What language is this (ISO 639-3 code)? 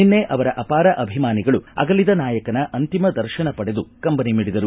kan